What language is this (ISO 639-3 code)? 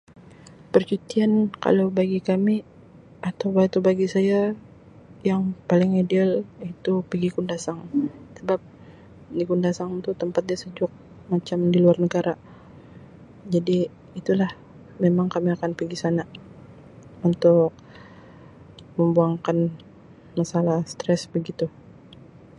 msi